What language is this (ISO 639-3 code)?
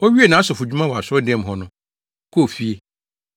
aka